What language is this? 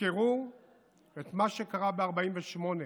Hebrew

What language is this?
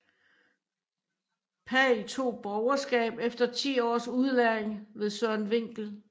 Danish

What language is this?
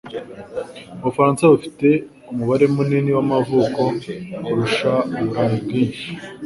Kinyarwanda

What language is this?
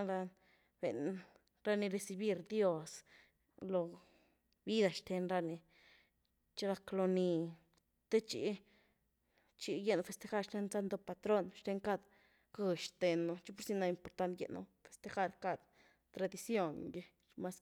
Güilá Zapotec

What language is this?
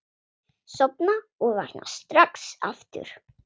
Icelandic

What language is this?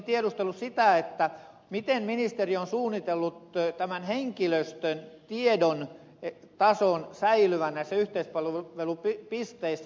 Finnish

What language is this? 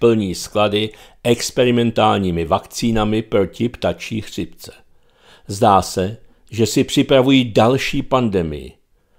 Czech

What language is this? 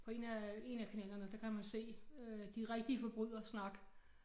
Danish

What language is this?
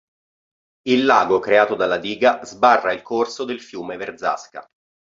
Italian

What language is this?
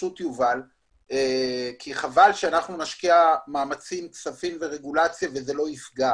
Hebrew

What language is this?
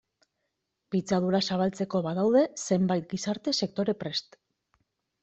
Basque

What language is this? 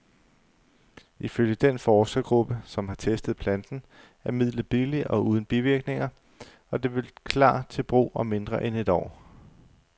Danish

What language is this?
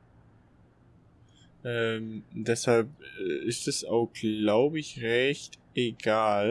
German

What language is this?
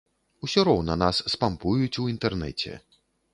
Belarusian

